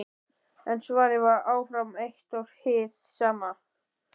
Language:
Icelandic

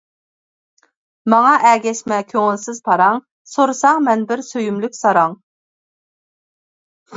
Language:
Uyghur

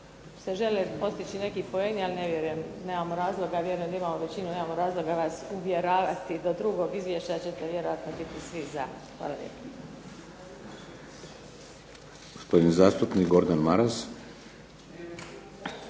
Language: Croatian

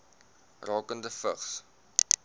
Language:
Afrikaans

